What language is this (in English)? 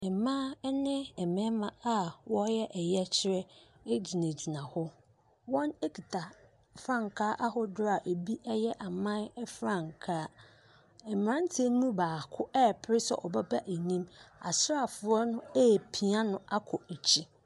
Akan